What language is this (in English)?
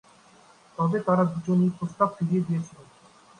Bangla